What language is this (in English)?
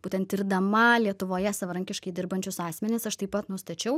Lithuanian